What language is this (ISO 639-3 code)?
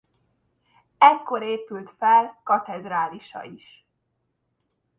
hun